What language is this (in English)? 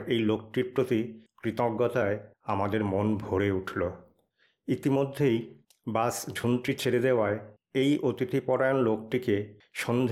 Bangla